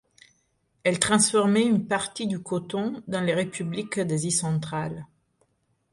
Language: French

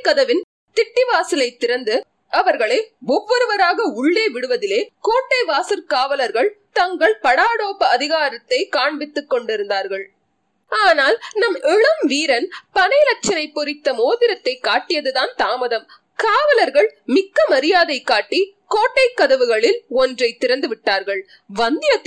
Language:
Tamil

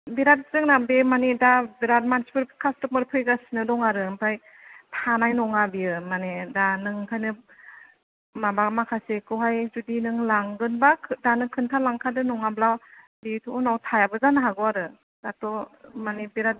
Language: Bodo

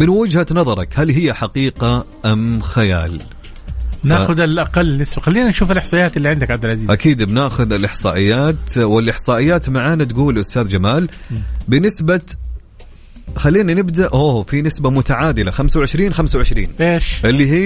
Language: Arabic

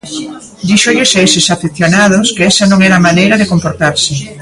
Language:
Galician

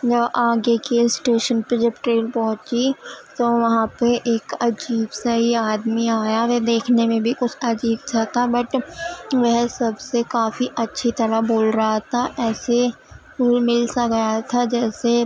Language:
Urdu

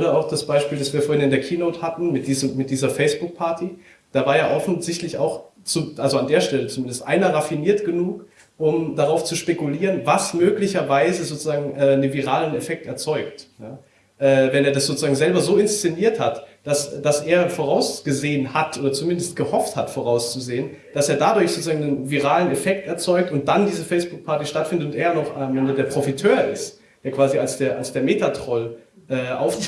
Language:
German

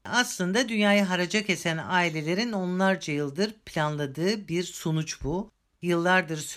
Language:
Turkish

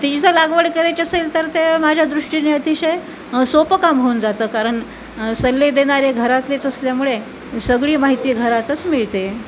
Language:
Marathi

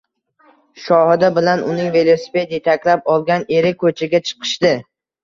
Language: Uzbek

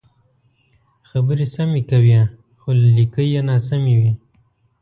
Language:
Pashto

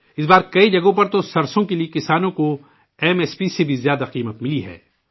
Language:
Urdu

